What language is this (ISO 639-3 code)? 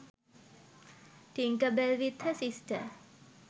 sin